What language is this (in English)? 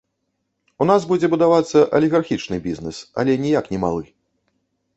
Belarusian